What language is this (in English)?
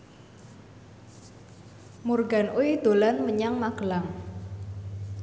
Javanese